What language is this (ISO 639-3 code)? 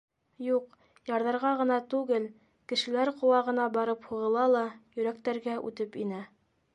bak